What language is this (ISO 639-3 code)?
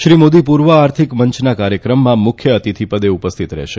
guj